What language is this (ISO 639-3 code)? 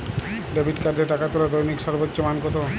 ben